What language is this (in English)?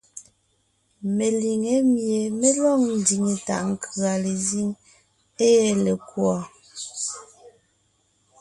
Ngiemboon